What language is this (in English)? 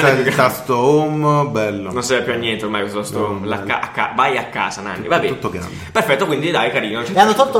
Italian